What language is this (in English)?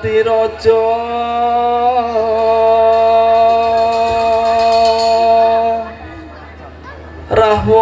Indonesian